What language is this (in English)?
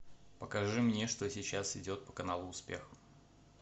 Russian